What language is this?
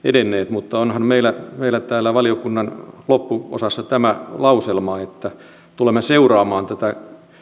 Finnish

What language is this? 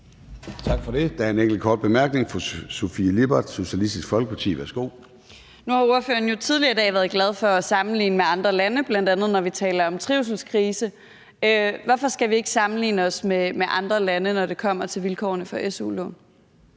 Danish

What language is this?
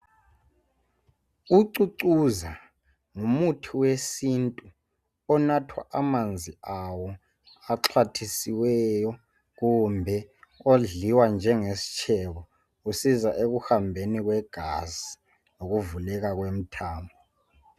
North Ndebele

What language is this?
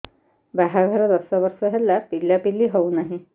Odia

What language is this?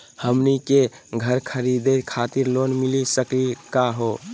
Magahi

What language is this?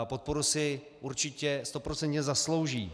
Czech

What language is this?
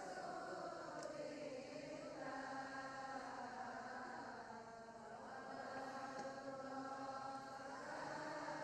Indonesian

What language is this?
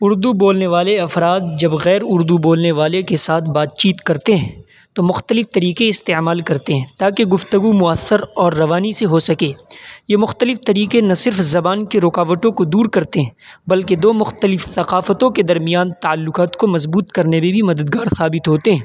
Urdu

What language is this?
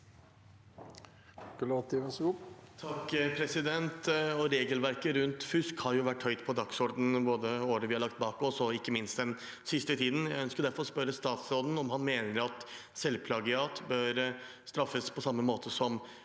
Norwegian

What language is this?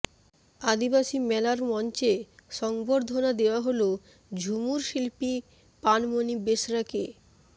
Bangla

